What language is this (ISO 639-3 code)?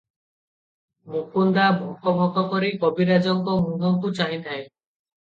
ori